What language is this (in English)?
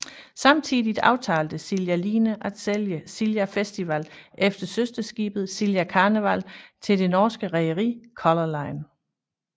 Danish